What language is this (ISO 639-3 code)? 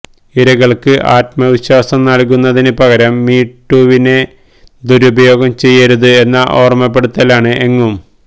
mal